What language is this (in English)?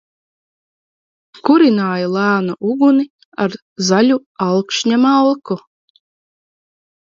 Latvian